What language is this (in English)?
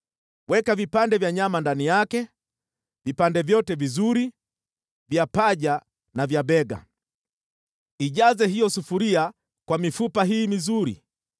Swahili